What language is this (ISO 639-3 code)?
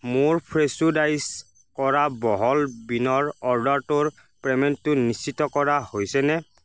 asm